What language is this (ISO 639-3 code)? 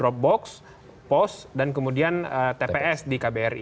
ind